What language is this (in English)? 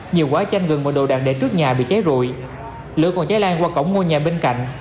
Vietnamese